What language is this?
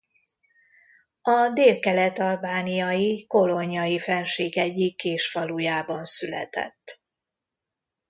Hungarian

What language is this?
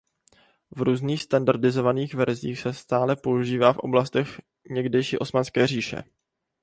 Czech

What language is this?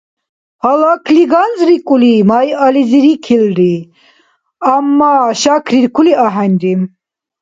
Dargwa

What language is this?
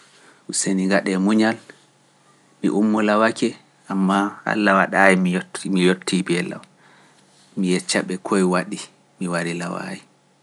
Pular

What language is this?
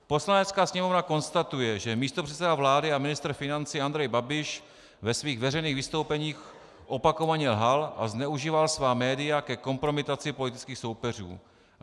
Czech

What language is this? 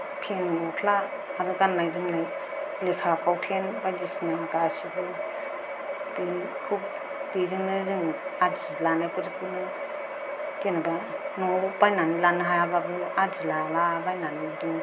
Bodo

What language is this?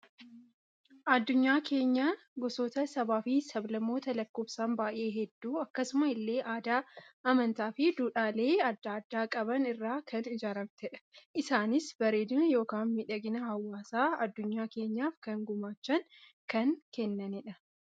Oromo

